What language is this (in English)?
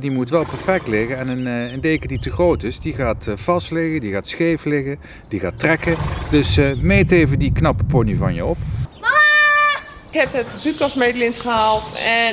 Dutch